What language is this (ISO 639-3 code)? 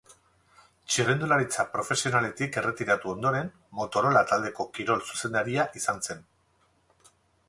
eus